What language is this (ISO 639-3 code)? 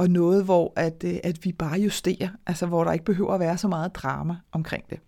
dan